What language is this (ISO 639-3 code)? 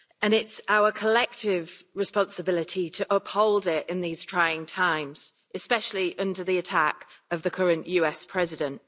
eng